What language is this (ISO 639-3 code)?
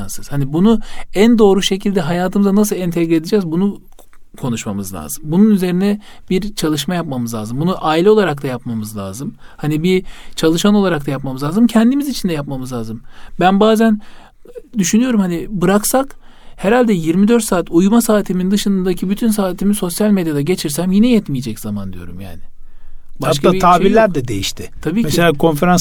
tur